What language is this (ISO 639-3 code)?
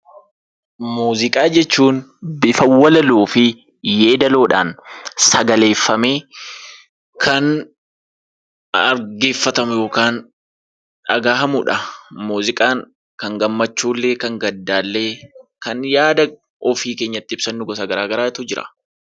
orm